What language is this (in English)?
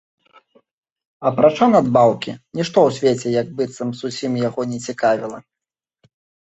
Belarusian